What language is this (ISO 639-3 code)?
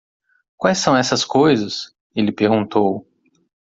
por